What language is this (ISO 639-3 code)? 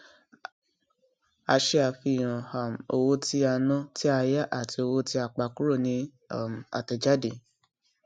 yor